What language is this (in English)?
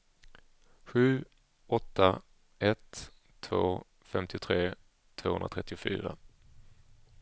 Swedish